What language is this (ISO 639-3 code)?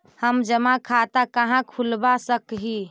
mag